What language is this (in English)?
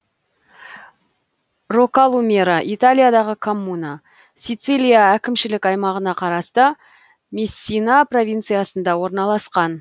Kazakh